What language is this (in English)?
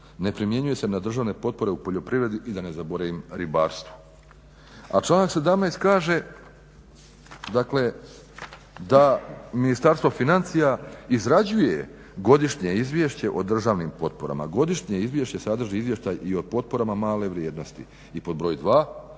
Croatian